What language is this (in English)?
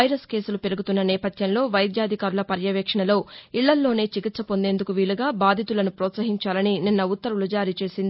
Telugu